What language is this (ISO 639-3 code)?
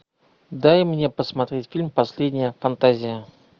rus